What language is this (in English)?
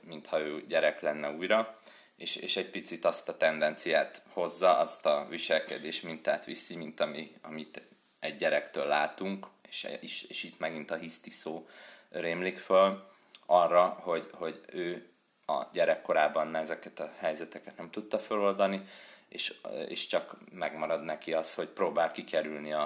Hungarian